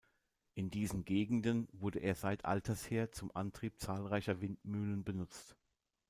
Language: German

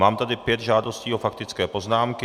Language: Czech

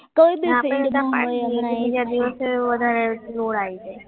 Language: Gujarati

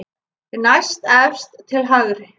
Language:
Icelandic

